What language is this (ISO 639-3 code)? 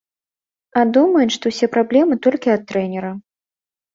bel